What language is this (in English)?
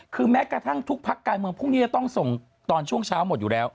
Thai